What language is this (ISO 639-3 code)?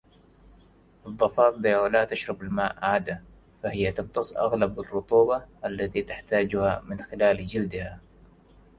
ara